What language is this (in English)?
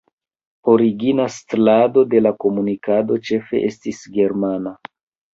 Esperanto